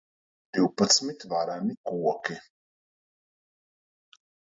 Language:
Latvian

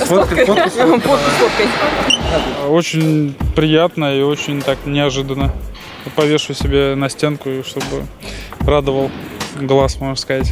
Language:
Russian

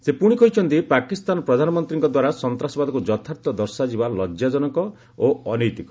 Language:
Odia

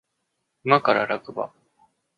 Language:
Japanese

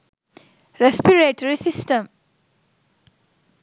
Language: Sinhala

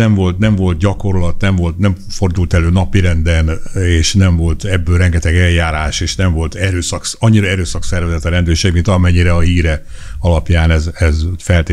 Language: Hungarian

